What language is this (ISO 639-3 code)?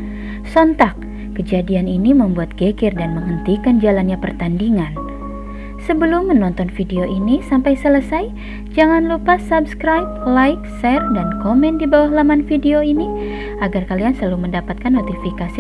ind